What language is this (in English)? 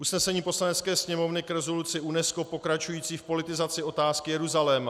Czech